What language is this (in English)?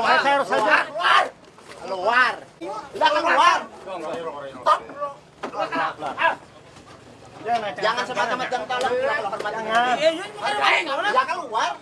Indonesian